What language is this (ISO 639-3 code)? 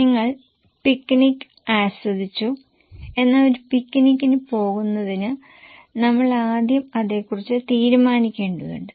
mal